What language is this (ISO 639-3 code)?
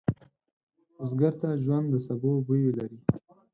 pus